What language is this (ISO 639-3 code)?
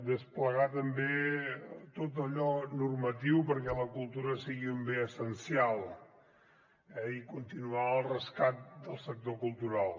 cat